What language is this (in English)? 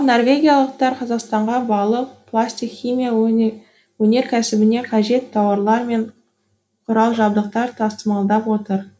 Kazakh